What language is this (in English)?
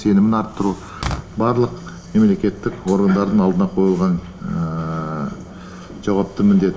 Kazakh